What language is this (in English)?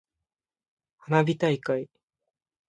Japanese